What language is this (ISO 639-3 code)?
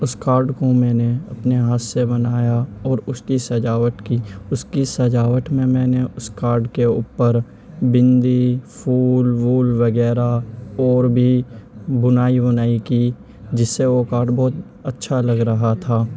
urd